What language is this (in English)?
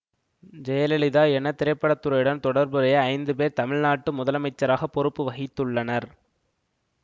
Tamil